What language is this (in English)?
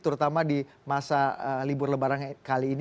Indonesian